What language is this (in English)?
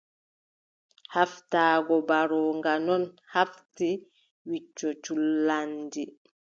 Adamawa Fulfulde